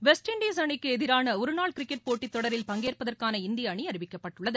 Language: Tamil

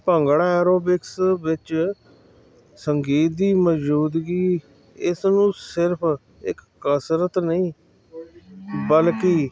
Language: Punjabi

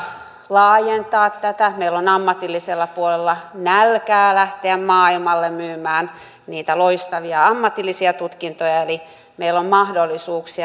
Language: Finnish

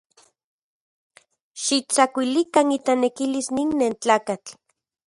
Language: Central Puebla Nahuatl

